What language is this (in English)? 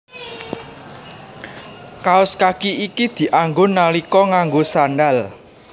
Javanese